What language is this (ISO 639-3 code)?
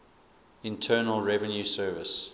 eng